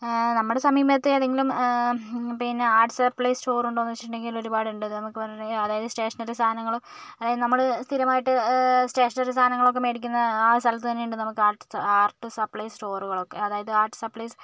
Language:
Malayalam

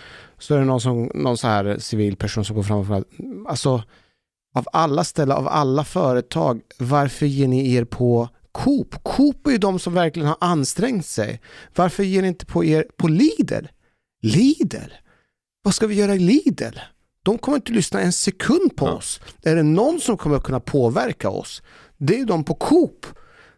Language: Swedish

